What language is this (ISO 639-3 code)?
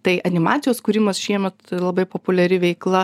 lit